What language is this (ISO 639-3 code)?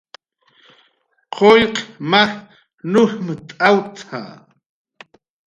jqr